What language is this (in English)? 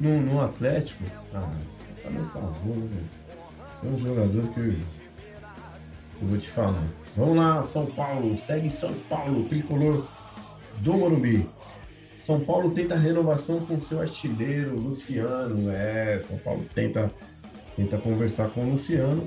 Portuguese